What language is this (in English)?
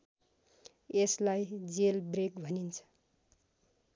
Nepali